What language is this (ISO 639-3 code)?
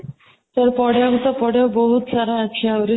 ori